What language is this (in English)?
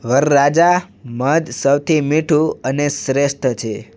Gujarati